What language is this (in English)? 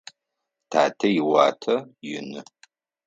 Adyghe